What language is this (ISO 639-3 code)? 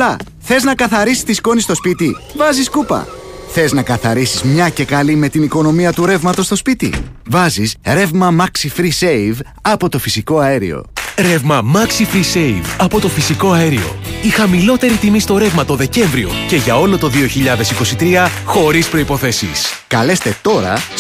ell